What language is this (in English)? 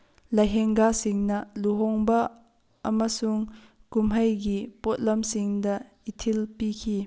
Manipuri